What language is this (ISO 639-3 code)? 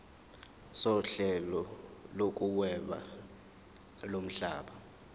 zul